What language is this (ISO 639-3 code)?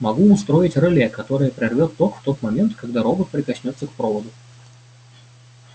rus